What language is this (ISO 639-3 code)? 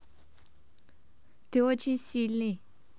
rus